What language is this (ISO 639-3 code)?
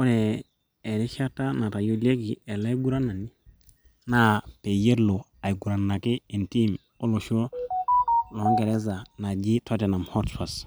mas